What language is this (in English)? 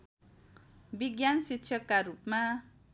Nepali